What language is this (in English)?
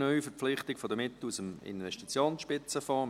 Swiss German